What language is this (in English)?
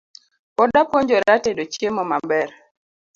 Luo (Kenya and Tanzania)